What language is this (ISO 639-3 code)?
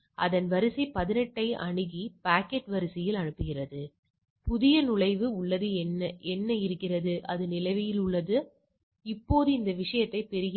tam